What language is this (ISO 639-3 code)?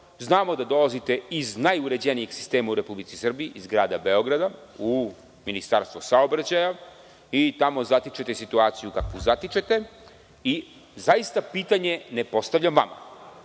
srp